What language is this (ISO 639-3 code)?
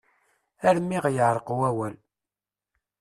kab